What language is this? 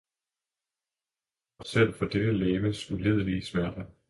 Danish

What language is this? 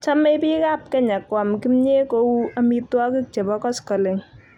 Kalenjin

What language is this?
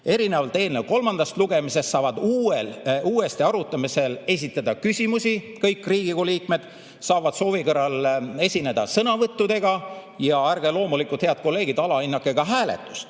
Estonian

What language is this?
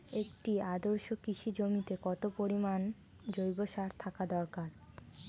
Bangla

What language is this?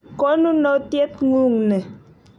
Kalenjin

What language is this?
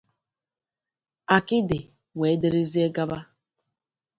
Igbo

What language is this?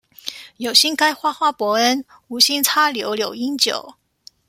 Chinese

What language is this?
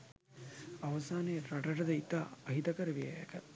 Sinhala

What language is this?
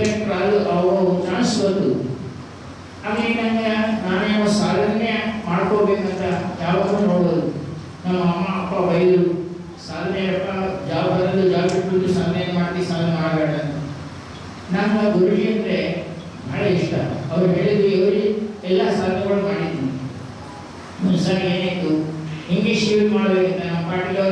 Indonesian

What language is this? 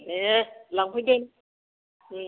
Bodo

